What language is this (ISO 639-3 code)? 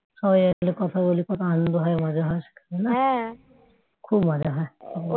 ben